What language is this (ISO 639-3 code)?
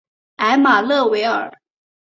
zho